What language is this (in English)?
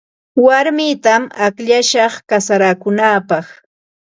Ambo-Pasco Quechua